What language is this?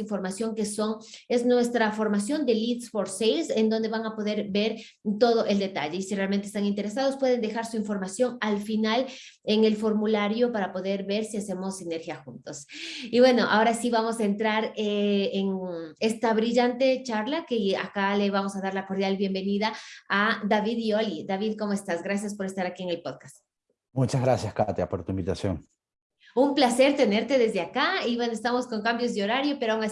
Spanish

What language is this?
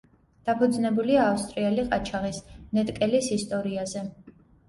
Georgian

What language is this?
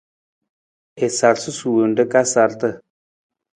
Nawdm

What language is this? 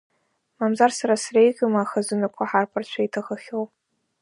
Abkhazian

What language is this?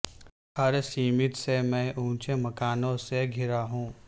Urdu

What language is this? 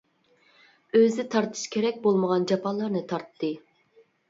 Uyghur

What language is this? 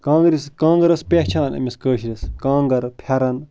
Kashmiri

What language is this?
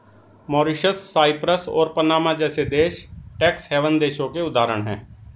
Hindi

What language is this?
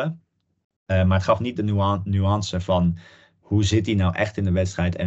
Dutch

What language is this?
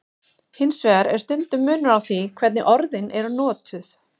Icelandic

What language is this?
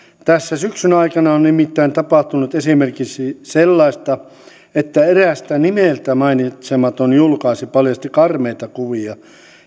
Finnish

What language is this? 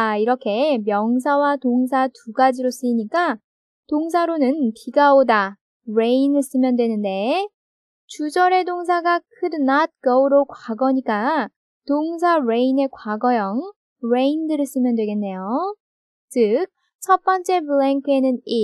Korean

